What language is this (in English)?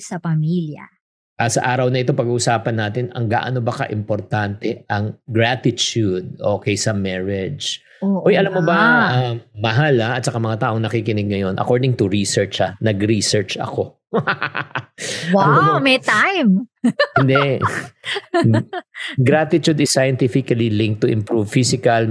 Filipino